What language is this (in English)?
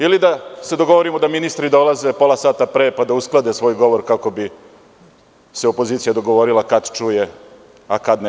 Serbian